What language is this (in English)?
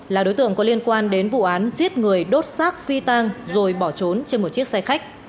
Vietnamese